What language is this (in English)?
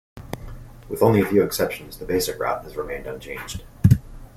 English